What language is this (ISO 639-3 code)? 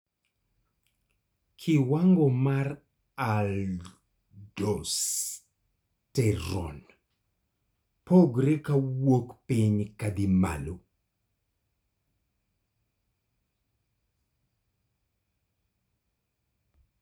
luo